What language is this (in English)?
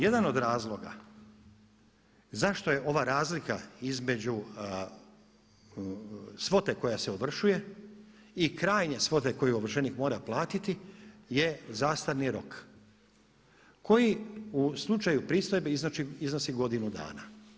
Croatian